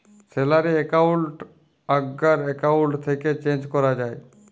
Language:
Bangla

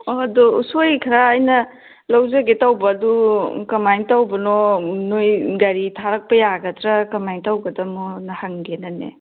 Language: Manipuri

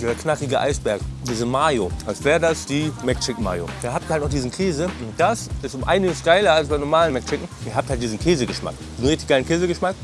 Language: German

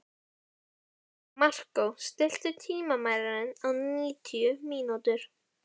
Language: Icelandic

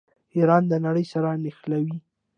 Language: Pashto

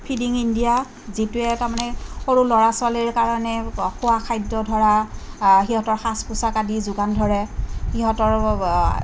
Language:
Assamese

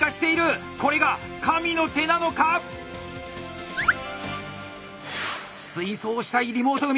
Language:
Japanese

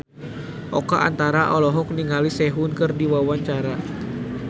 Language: Sundanese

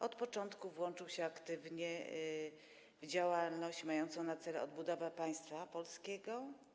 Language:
Polish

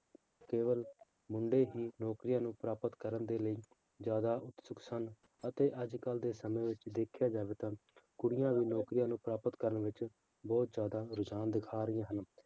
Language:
Punjabi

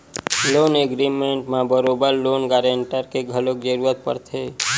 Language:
Chhattisgarhi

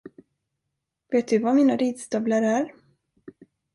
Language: Swedish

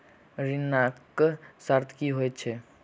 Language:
Maithili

